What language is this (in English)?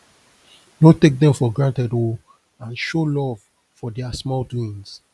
Nigerian Pidgin